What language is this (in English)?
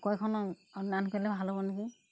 Assamese